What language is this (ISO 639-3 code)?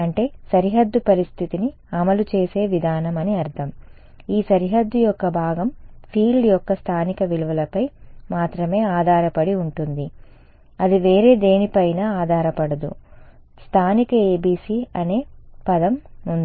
tel